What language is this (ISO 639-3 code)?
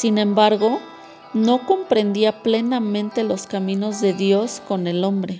spa